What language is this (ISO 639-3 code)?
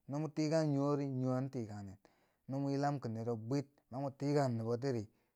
bsj